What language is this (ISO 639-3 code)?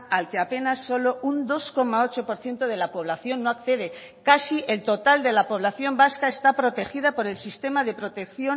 spa